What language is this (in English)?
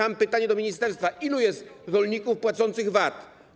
Polish